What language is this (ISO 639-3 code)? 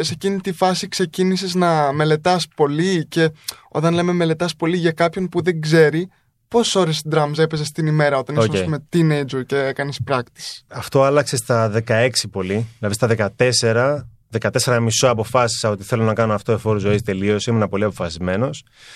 ell